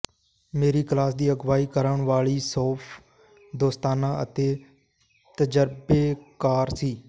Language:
Punjabi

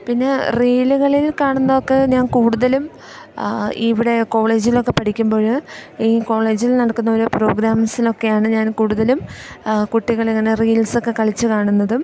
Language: Malayalam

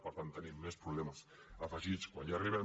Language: Catalan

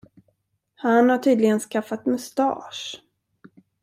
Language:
Swedish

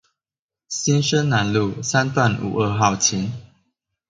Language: Chinese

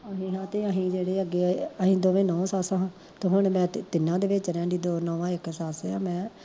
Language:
Punjabi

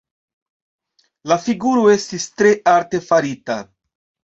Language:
Esperanto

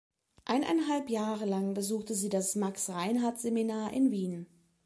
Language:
German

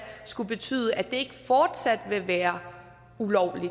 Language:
Danish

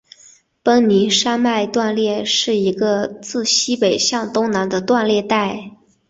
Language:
Chinese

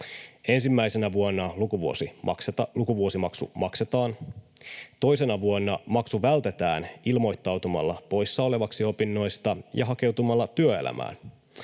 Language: Finnish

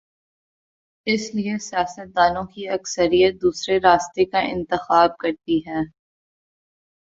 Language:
Urdu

